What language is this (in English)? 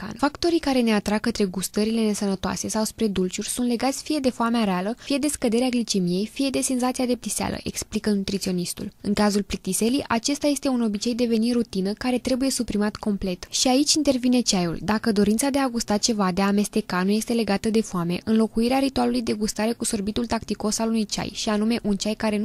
Romanian